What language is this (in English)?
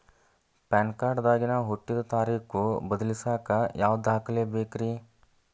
Kannada